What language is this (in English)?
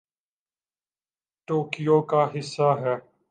Urdu